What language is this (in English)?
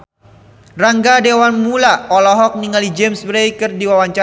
Sundanese